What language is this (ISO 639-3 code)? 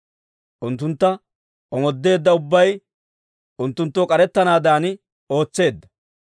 dwr